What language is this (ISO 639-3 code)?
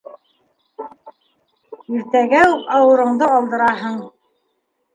bak